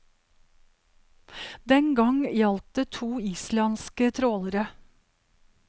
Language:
Norwegian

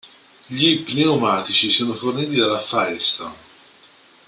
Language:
Italian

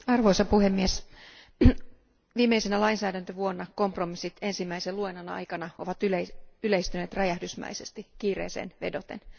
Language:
Finnish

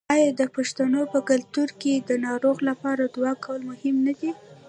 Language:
Pashto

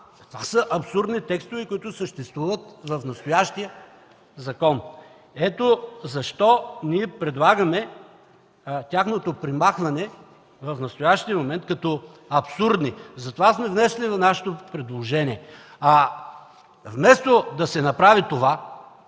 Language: Bulgarian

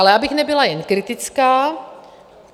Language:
Czech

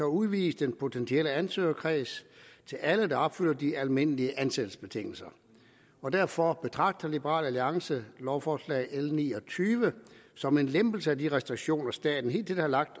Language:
Danish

